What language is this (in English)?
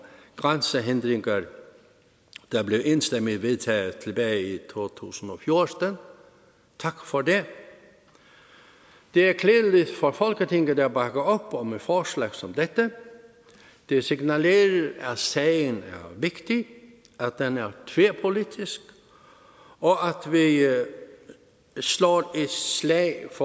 Danish